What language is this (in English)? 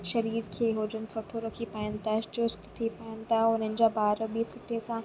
Sindhi